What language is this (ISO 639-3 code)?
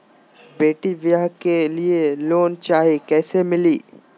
mag